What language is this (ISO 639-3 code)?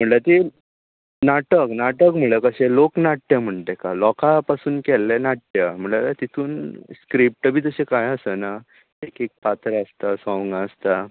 kok